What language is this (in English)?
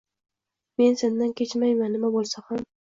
Uzbek